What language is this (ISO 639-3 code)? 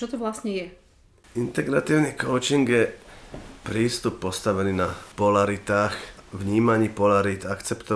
slk